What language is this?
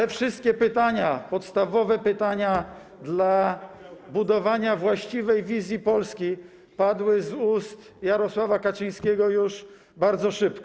Polish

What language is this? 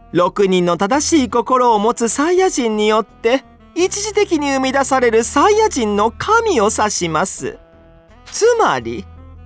Japanese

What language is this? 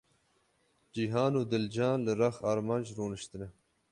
Kurdish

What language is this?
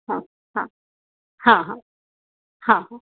Hindi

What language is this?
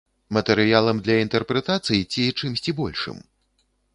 Belarusian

